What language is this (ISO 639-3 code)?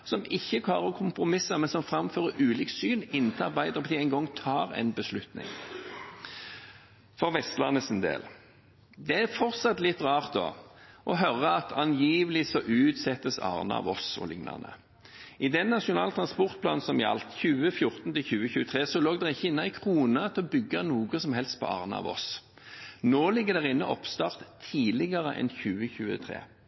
nob